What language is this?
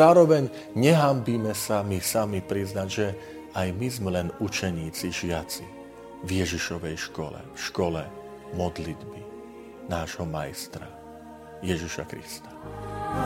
Slovak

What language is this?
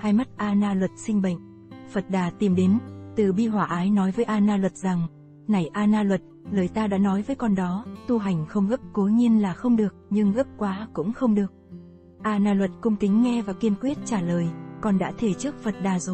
Vietnamese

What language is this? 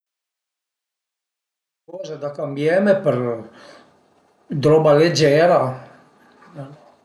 Piedmontese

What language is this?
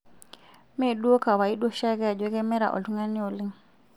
Masai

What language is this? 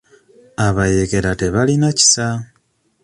Ganda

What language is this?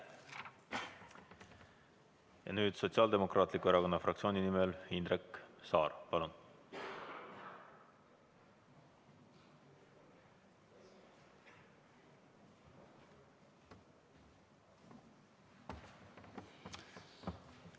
Estonian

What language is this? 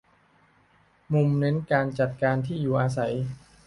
Thai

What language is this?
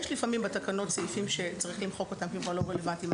Hebrew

